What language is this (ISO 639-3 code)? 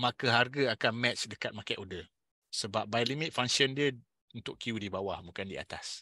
msa